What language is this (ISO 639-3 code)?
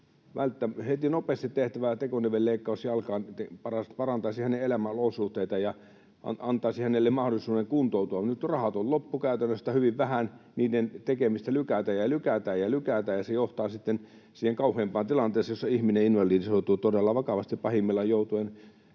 fin